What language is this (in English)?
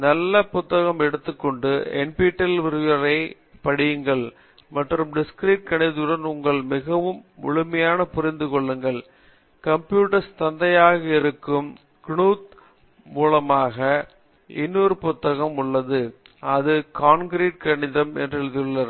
Tamil